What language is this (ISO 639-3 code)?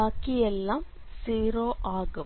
mal